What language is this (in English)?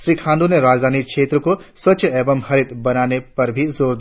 Hindi